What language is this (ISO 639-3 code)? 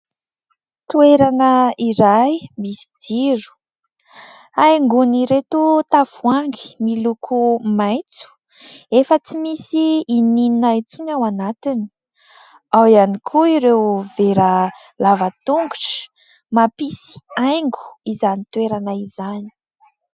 mlg